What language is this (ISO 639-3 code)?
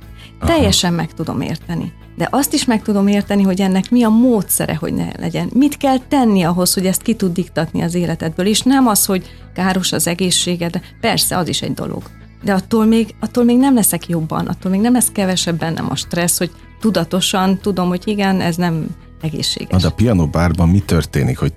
hun